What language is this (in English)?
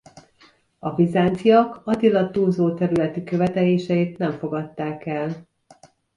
Hungarian